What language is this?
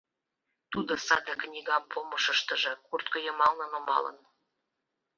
Mari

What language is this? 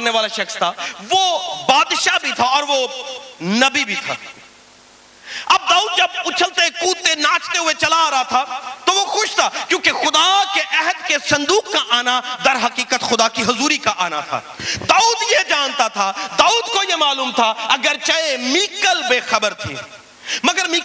Urdu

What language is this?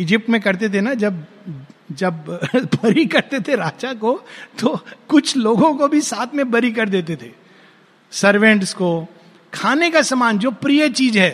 Hindi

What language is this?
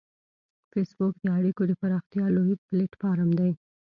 Pashto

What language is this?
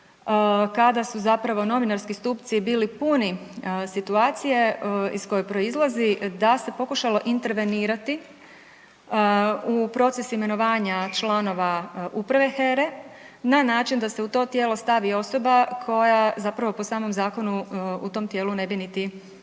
Croatian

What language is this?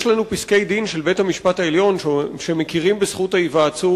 Hebrew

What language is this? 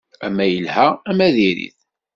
Kabyle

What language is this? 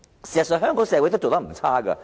Cantonese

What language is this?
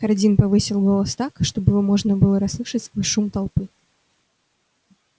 Russian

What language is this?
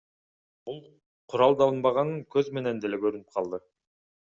Kyrgyz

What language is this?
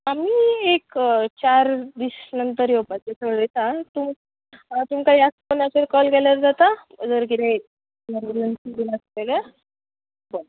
Konkani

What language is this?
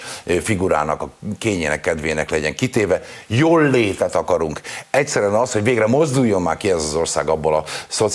Hungarian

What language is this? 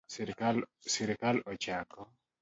Luo (Kenya and Tanzania)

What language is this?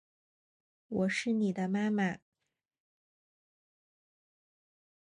Chinese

